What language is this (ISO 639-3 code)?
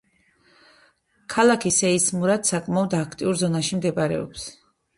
kat